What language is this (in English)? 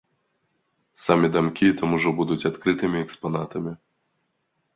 Belarusian